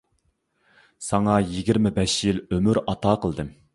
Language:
Uyghur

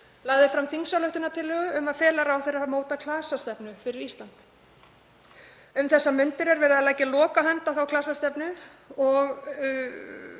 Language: Icelandic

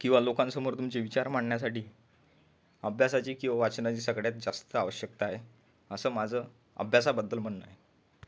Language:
Marathi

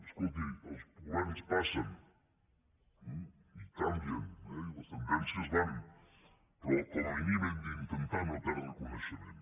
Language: Catalan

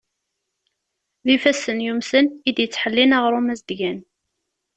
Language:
Kabyle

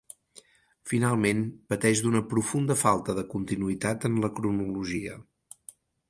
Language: Catalan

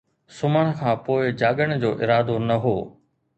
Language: Sindhi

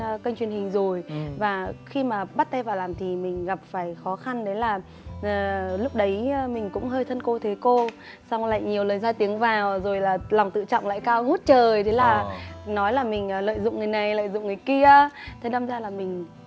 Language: Vietnamese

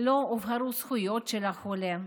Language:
Hebrew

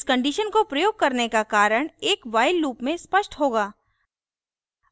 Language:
Hindi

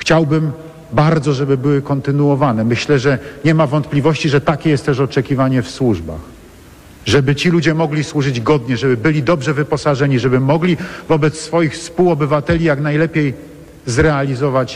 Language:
Polish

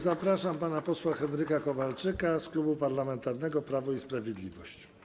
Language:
Polish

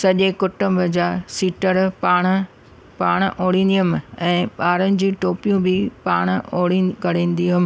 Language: Sindhi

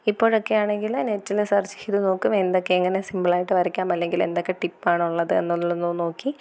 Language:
Malayalam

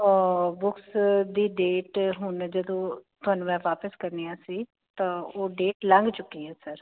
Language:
Punjabi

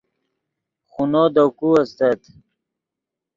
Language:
Yidgha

